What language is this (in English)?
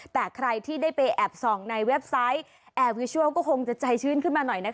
Thai